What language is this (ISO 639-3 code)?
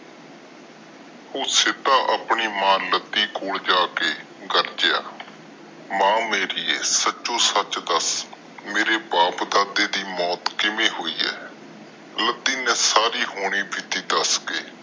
pan